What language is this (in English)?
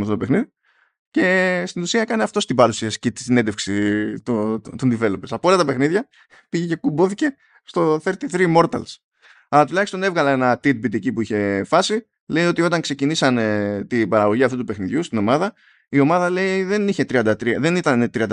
Greek